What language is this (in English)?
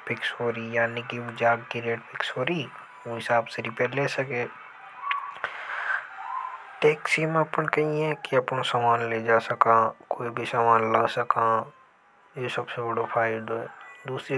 Hadothi